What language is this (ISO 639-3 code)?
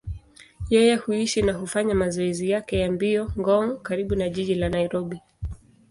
swa